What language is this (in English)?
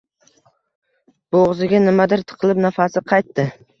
Uzbek